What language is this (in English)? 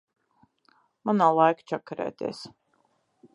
Latvian